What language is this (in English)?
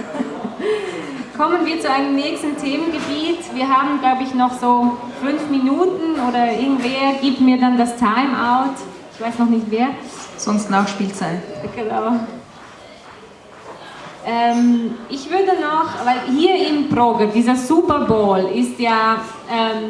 German